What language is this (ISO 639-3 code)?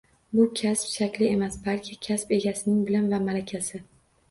uzb